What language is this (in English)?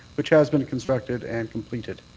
English